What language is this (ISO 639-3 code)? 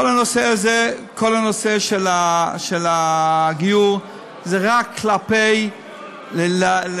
heb